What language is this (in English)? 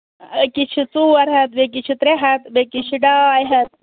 Kashmiri